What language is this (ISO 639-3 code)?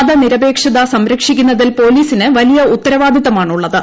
mal